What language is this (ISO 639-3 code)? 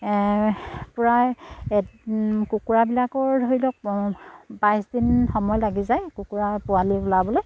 asm